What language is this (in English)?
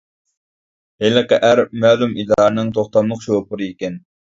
Uyghur